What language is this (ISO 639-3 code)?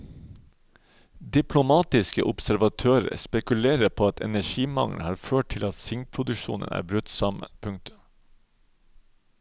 nor